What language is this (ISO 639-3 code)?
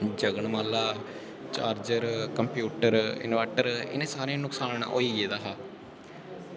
doi